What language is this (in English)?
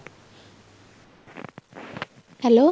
Punjabi